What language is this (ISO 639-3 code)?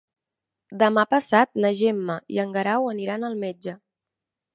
cat